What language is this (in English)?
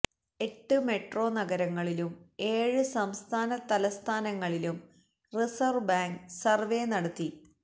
Malayalam